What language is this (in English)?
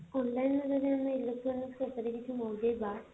Odia